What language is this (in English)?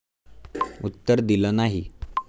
Marathi